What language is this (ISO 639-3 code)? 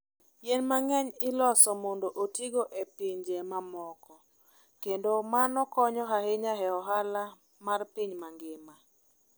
luo